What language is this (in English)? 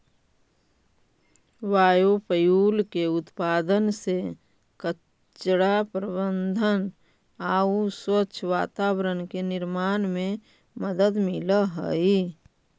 Magahi